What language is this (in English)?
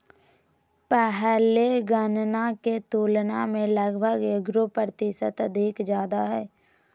Magahi